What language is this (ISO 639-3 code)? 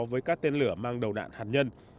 vie